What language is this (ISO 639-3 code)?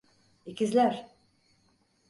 tur